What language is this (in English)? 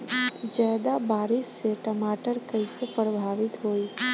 Bhojpuri